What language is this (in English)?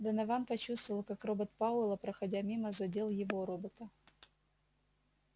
Russian